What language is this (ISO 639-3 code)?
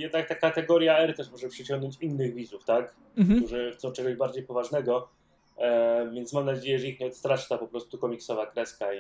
pol